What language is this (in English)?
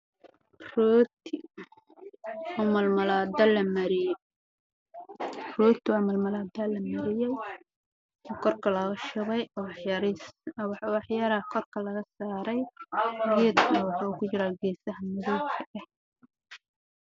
Somali